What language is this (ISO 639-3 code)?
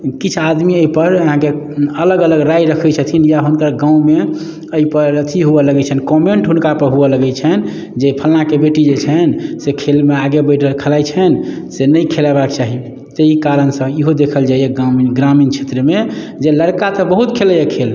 mai